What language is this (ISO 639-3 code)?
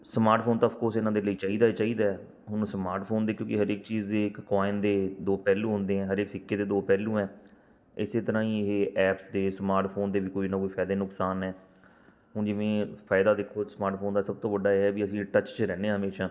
pan